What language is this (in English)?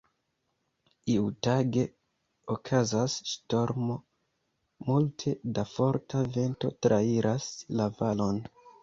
Esperanto